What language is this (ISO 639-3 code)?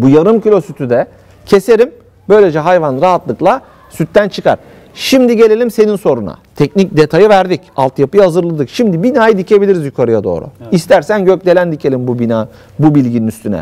tur